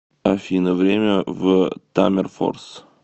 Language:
Russian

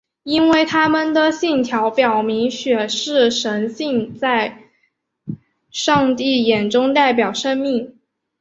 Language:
Chinese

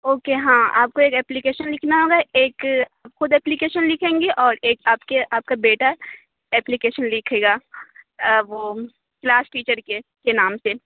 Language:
Urdu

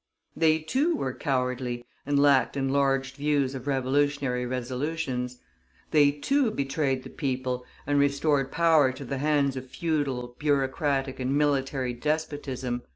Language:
English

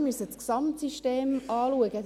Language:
Swiss German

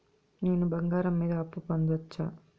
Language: Telugu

